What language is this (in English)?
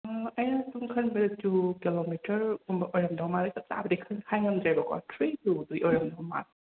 Manipuri